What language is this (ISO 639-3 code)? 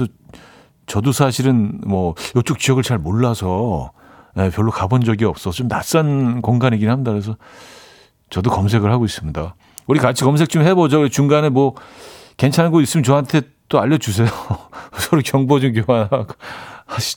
kor